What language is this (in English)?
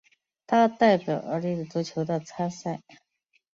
Chinese